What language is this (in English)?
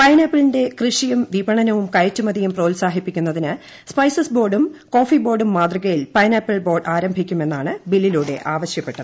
Malayalam